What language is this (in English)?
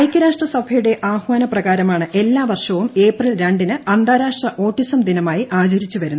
Malayalam